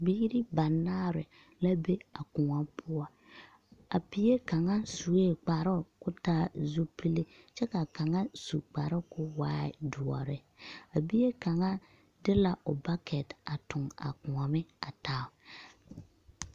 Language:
Southern Dagaare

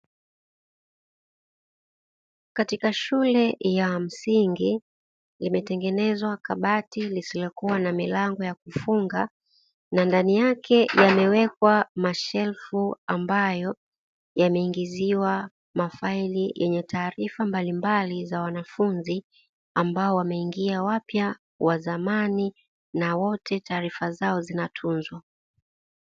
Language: Swahili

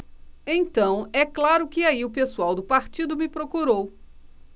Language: Portuguese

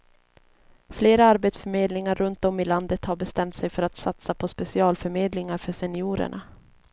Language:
Swedish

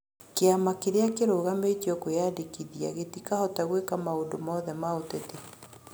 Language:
Kikuyu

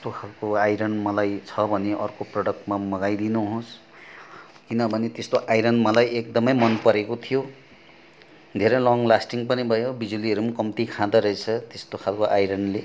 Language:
Nepali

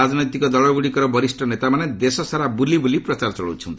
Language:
Odia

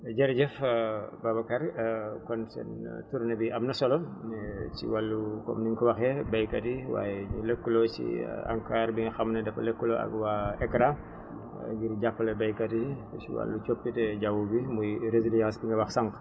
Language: Wolof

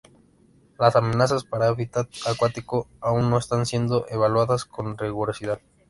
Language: Spanish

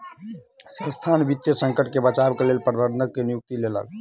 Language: Maithili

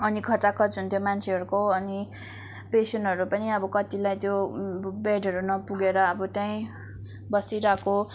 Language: Nepali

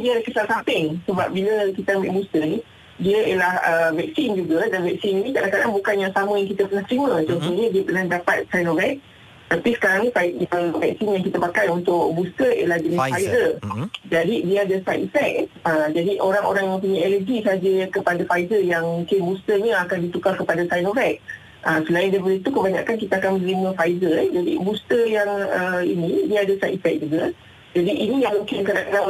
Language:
Malay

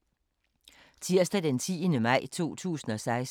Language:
Danish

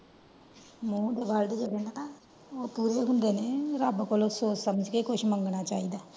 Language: Punjabi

